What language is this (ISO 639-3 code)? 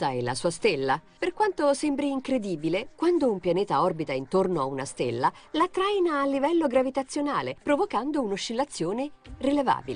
ita